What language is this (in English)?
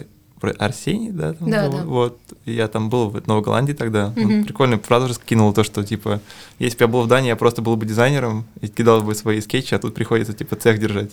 Russian